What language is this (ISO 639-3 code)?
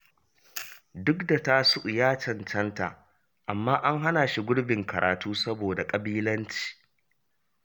hau